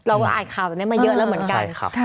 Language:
Thai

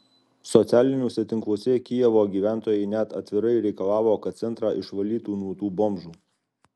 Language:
Lithuanian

